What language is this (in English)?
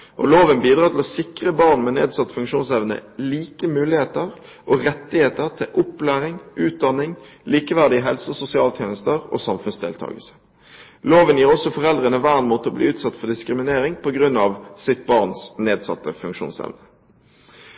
Norwegian Bokmål